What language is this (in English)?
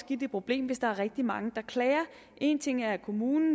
Danish